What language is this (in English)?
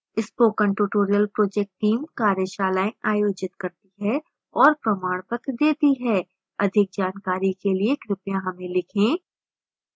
Hindi